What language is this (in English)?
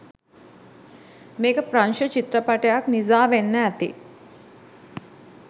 Sinhala